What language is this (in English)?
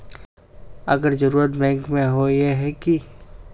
Magahi